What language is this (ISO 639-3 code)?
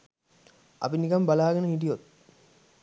sin